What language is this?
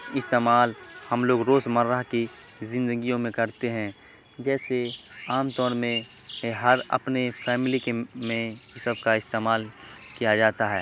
Urdu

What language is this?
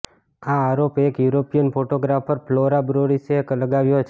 Gujarati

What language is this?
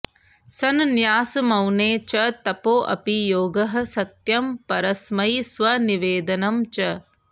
Sanskrit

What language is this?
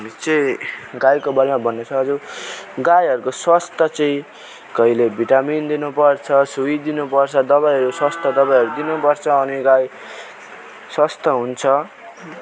Nepali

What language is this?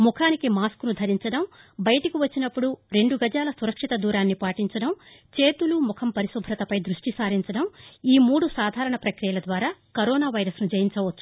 Telugu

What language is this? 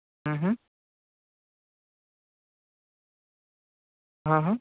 Gujarati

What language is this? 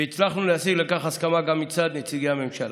Hebrew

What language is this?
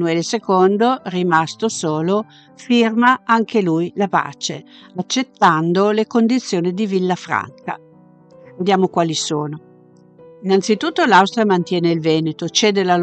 Italian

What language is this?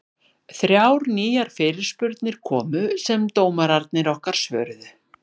Icelandic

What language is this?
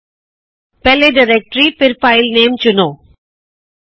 Punjabi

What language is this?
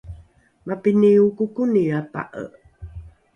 Rukai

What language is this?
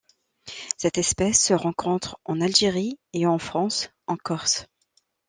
French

